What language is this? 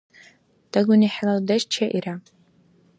Dargwa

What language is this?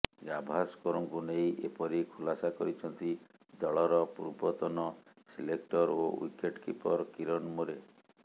Odia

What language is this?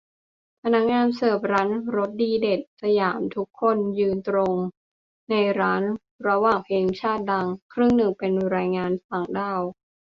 Thai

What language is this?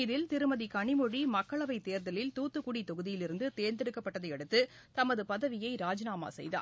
Tamil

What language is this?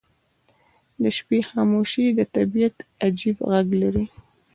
Pashto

